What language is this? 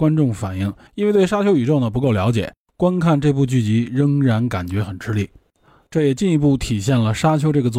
Chinese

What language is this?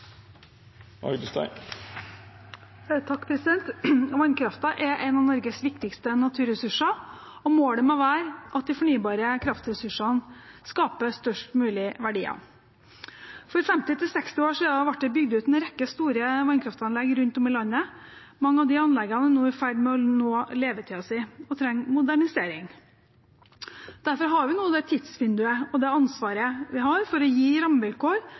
Norwegian Bokmål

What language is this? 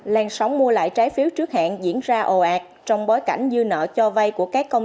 Vietnamese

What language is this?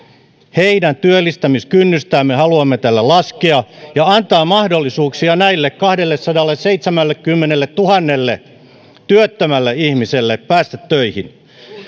Finnish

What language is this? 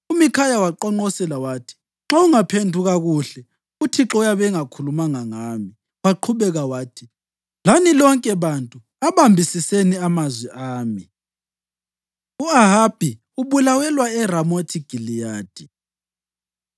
North Ndebele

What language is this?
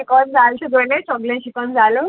Konkani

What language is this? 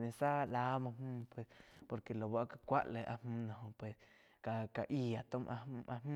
Quiotepec Chinantec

